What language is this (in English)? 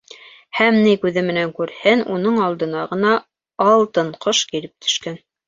Bashkir